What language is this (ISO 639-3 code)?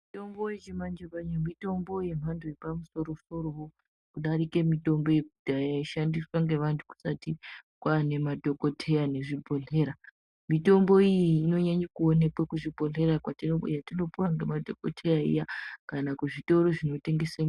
ndc